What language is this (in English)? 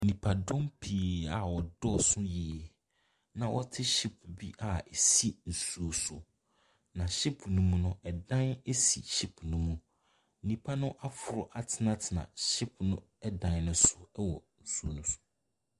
Akan